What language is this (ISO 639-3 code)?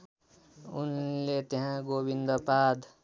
nep